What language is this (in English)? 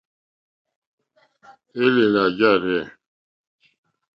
Mokpwe